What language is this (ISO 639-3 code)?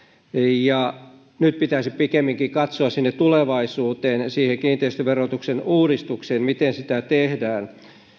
fin